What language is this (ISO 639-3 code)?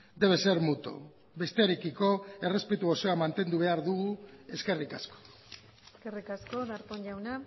eus